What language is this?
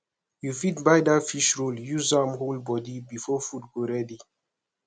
Nigerian Pidgin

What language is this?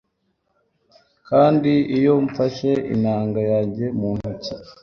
Kinyarwanda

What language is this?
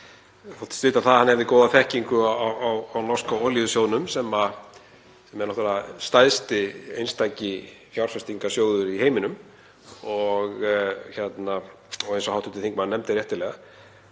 Icelandic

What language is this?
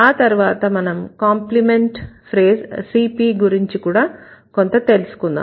Telugu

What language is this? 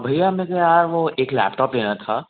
Hindi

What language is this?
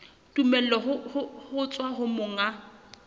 Southern Sotho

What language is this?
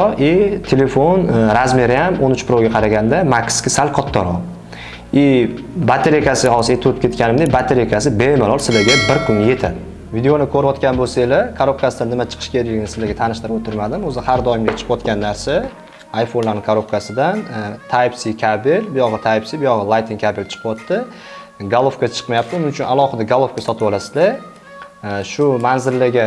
Uzbek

